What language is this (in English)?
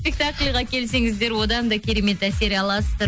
Kazakh